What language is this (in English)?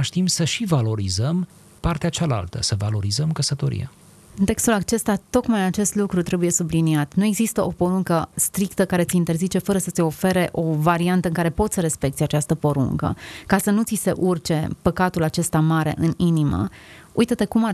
Romanian